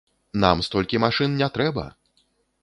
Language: Belarusian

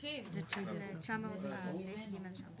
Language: Hebrew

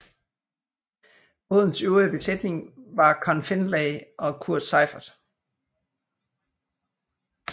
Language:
Danish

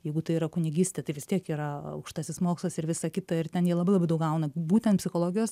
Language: Lithuanian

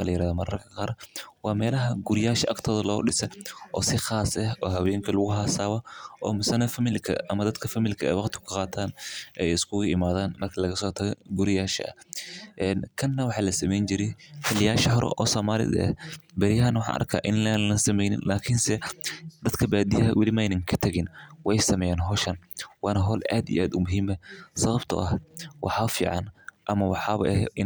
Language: Somali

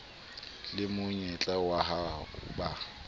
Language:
Southern Sotho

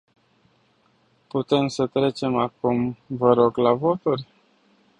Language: Romanian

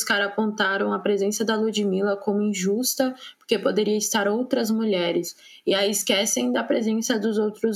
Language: Portuguese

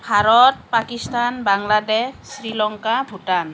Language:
Assamese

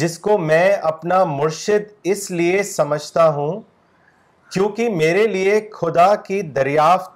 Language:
Urdu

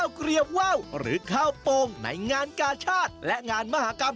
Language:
Thai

